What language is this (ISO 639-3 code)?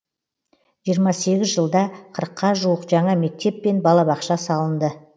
kaz